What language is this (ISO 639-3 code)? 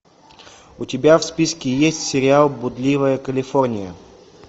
rus